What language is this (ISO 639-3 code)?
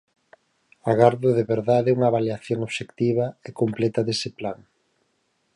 glg